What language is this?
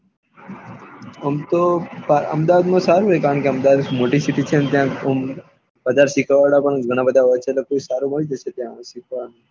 Gujarati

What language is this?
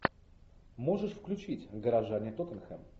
Russian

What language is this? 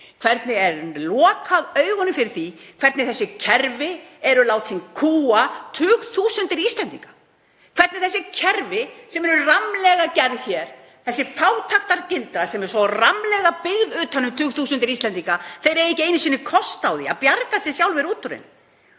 Icelandic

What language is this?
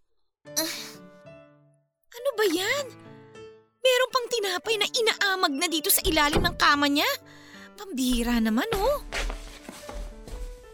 Filipino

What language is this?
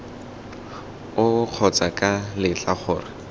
Tswana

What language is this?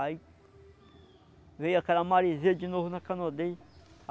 Portuguese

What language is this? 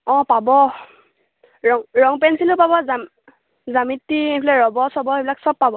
Assamese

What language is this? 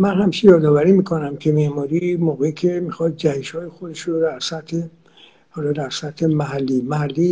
Persian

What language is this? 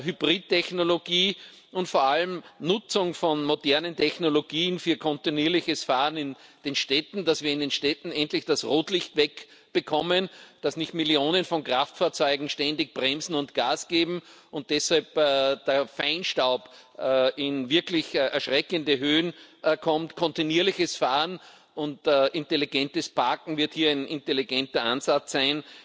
German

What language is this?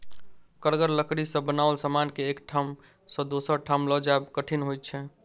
Maithili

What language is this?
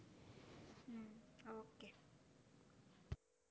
Gujarati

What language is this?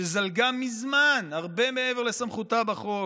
Hebrew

